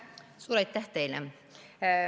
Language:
Estonian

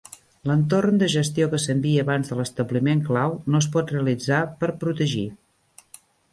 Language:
Catalan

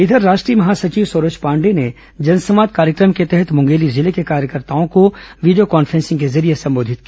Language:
Hindi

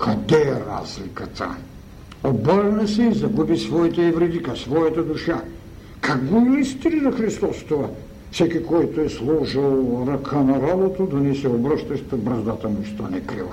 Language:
Bulgarian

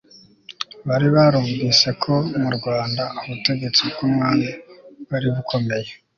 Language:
Kinyarwanda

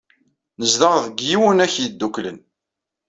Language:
Kabyle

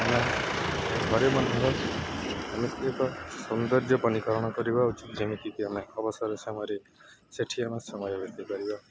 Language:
Odia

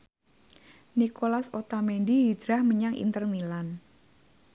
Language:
Javanese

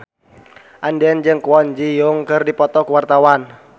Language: Sundanese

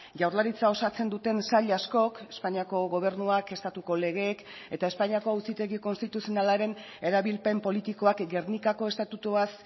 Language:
Basque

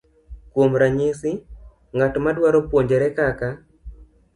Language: Luo (Kenya and Tanzania)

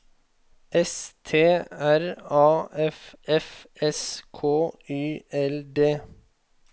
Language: Norwegian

